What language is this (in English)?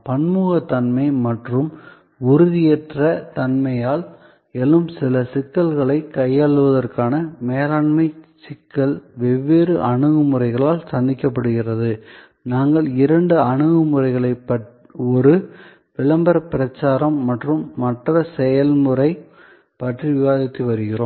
Tamil